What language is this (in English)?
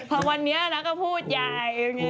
Thai